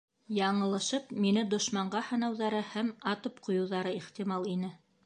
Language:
Bashkir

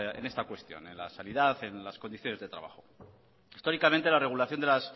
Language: Spanish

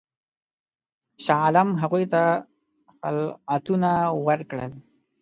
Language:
Pashto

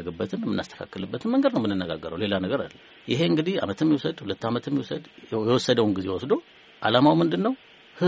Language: Amharic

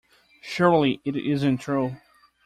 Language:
English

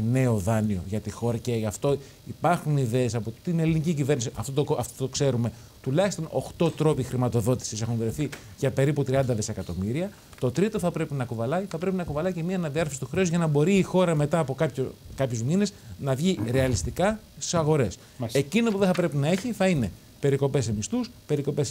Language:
Greek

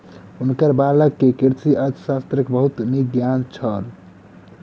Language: Maithili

